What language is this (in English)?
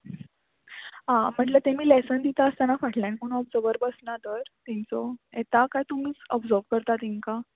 Konkani